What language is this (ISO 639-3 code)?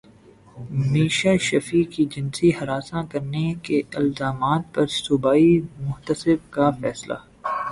urd